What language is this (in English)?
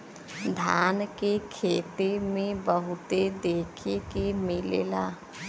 Bhojpuri